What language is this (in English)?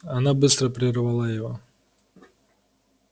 Russian